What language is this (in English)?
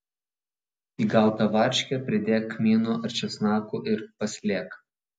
Lithuanian